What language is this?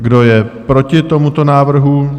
Czech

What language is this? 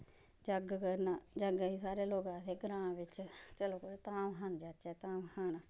Dogri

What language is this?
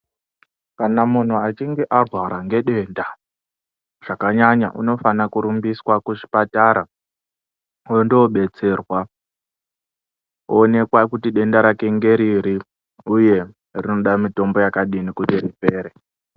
Ndau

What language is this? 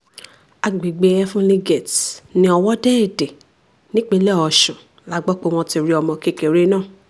Yoruba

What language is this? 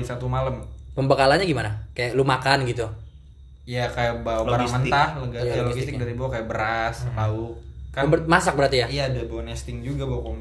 Indonesian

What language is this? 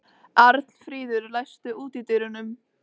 Icelandic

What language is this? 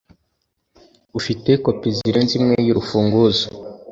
Kinyarwanda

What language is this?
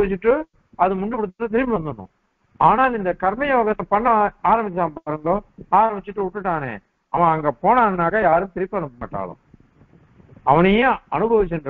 Arabic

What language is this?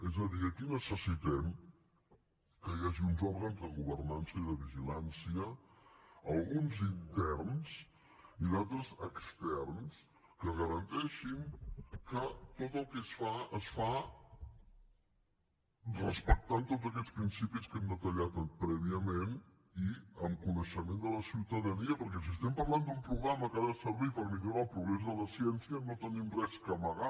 Catalan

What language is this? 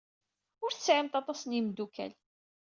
Kabyle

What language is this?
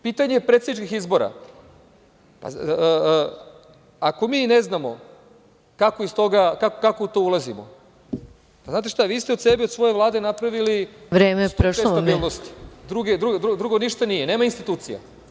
Serbian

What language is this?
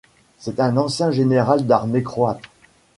French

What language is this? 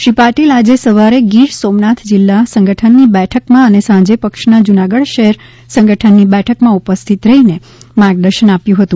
Gujarati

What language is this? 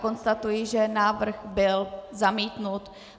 Czech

